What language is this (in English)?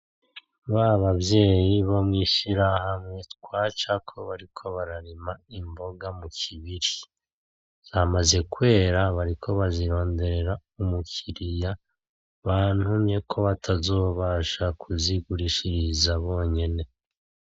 Rundi